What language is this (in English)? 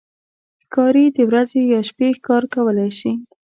Pashto